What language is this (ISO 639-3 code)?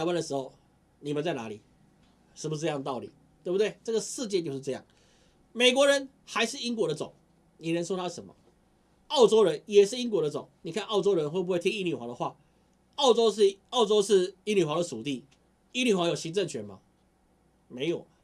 zho